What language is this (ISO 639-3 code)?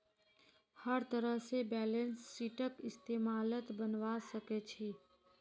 mag